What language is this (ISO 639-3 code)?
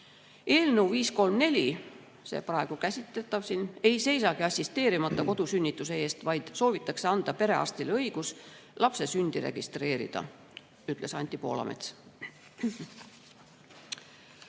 est